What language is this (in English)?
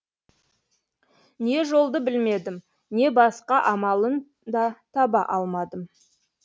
Kazakh